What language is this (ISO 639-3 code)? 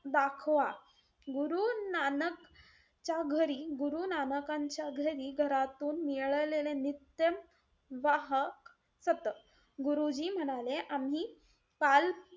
mar